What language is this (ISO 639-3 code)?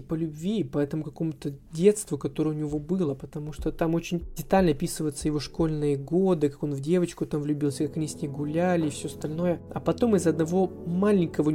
rus